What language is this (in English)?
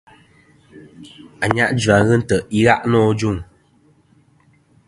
Kom